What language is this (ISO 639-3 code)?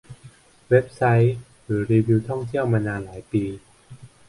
tha